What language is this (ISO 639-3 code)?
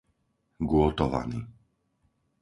slk